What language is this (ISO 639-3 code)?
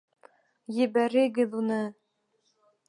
bak